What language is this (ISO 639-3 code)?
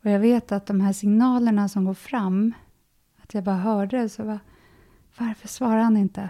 swe